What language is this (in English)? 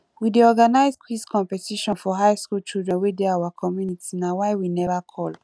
Nigerian Pidgin